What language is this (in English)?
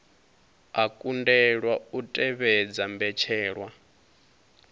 Venda